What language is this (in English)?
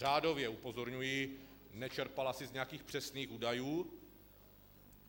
Czech